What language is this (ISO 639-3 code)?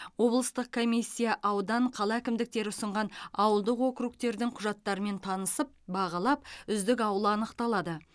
kaz